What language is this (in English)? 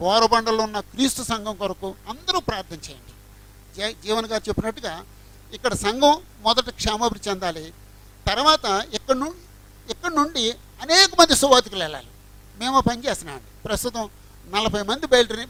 Telugu